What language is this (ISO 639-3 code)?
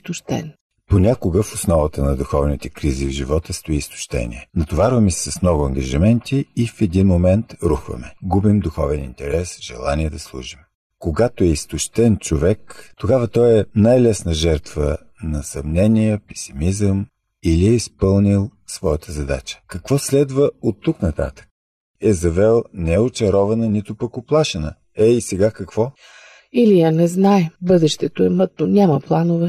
bul